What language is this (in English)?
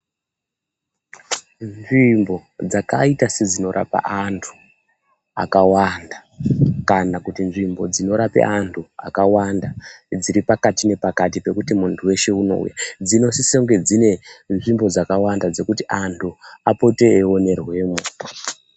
Ndau